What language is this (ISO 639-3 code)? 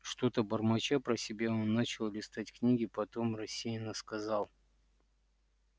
rus